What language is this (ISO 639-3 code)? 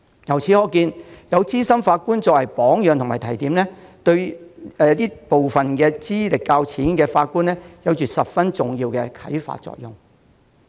yue